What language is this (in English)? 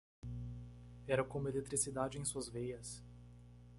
Portuguese